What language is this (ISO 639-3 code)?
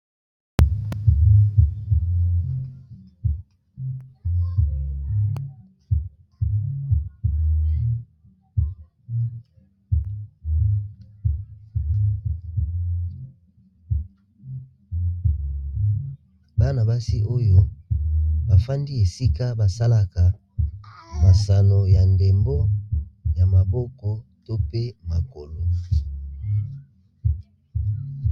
lin